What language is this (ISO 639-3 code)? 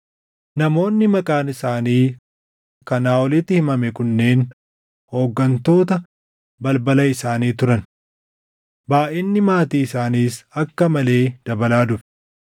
orm